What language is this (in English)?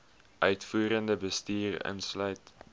Afrikaans